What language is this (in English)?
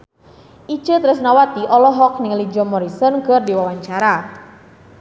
Sundanese